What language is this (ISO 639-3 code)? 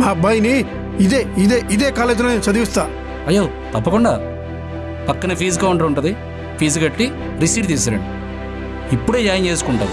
tel